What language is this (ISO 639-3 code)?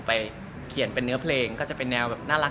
tha